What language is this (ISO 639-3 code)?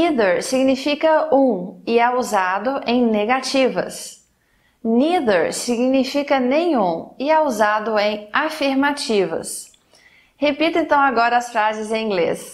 por